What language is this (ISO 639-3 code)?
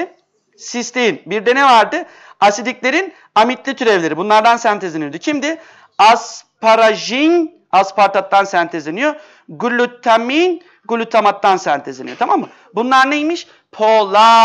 tur